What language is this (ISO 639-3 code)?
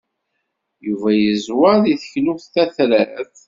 kab